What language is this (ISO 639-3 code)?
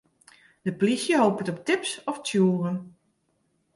fry